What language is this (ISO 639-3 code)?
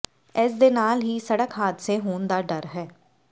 pan